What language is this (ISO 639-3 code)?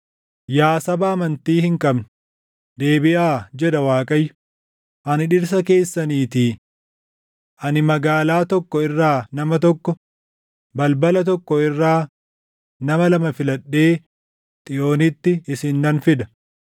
orm